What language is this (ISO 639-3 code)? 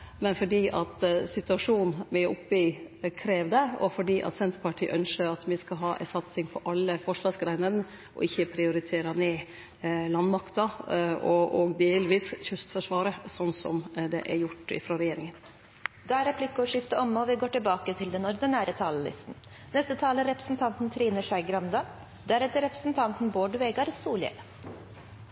nor